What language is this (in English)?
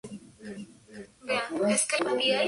Spanish